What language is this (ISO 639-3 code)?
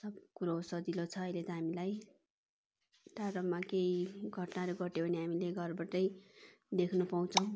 nep